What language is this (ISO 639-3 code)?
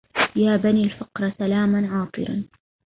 ara